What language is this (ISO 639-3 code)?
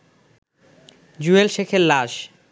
ben